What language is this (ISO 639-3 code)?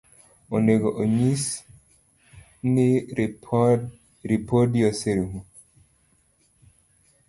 luo